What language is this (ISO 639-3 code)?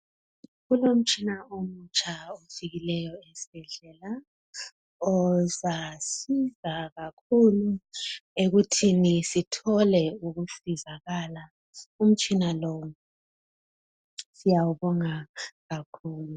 nde